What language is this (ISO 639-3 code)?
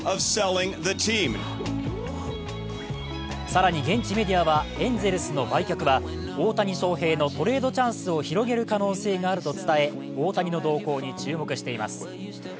jpn